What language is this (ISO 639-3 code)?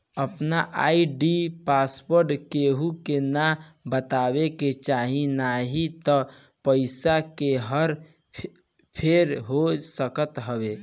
bho